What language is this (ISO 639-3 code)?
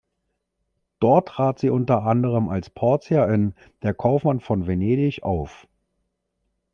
deu